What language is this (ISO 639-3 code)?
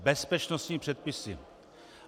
ces